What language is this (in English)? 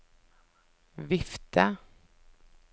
Norwegian